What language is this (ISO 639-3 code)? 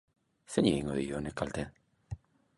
eus